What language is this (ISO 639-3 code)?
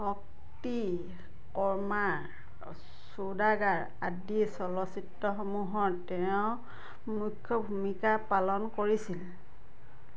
asm